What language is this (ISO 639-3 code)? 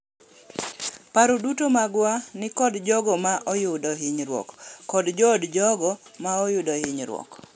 luo